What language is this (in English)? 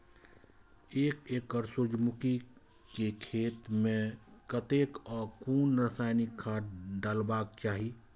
Maithili